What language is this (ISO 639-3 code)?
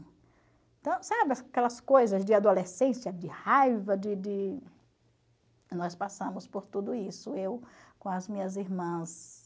por